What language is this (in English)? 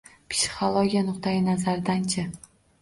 Uzbek